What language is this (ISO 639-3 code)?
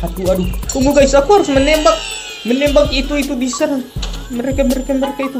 ind